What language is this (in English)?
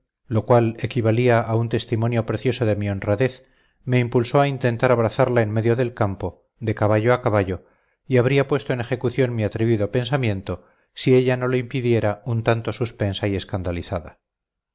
Spanish